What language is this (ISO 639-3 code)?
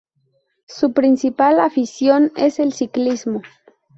spa